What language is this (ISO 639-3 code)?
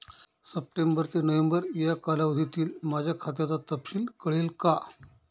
mar